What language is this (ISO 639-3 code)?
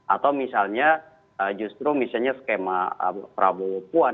ind